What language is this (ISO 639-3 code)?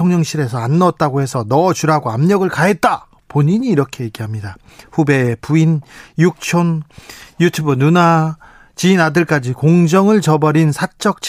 kor